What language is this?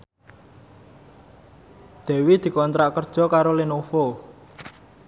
Javanese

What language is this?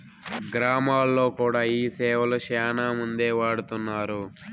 Telugu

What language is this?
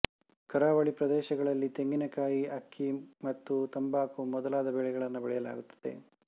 Kannada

